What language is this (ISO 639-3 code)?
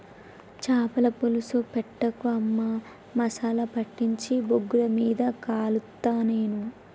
tel